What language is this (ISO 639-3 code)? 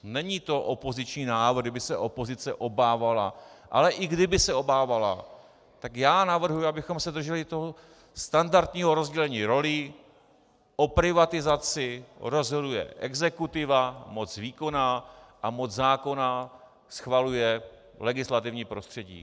ces